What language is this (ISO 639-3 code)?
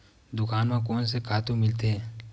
hne